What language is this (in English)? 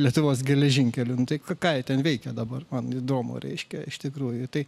Lithuanian